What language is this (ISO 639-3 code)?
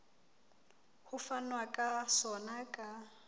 sot